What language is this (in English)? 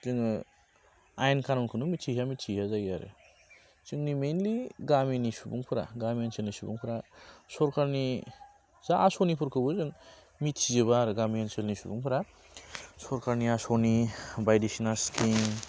Bodo